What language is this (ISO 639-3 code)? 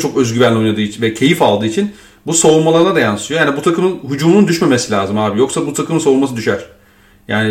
tur